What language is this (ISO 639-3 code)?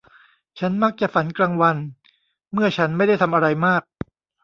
tha